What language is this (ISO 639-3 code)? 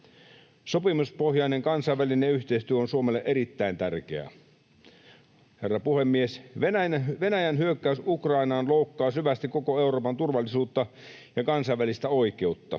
fin